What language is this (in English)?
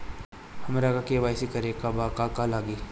Bhojpuri